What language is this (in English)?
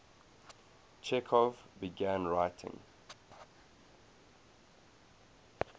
English